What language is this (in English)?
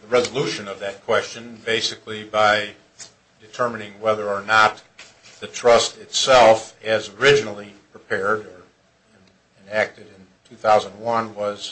English